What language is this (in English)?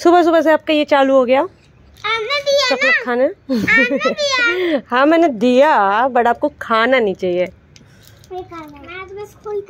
Hindi